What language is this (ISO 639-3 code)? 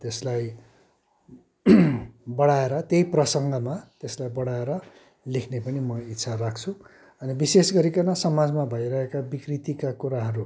nep